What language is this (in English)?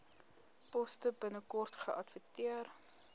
Afrikaans